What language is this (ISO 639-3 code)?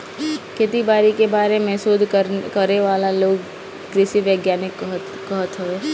bho